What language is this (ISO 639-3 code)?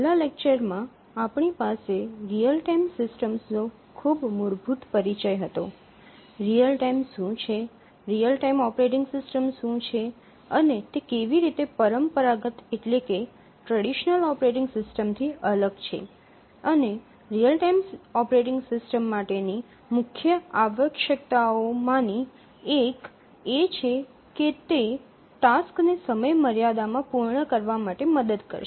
guj